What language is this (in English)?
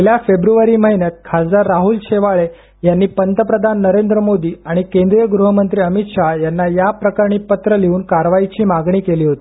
Marathi